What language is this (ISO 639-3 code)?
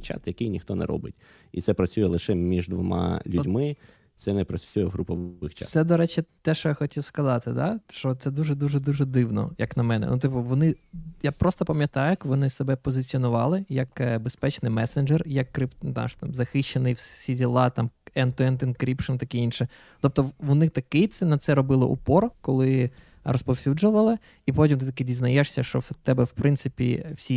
ukr